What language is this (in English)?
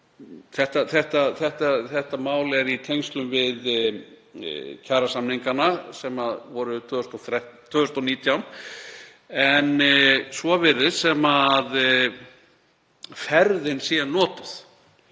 Icelandic